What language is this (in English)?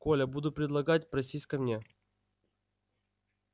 Russian